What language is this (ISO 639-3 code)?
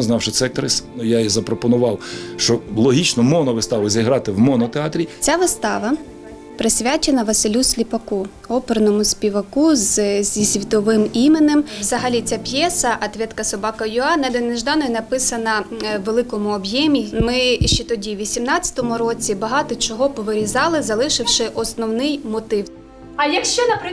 ukr